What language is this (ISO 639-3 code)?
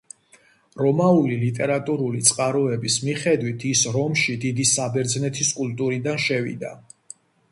kat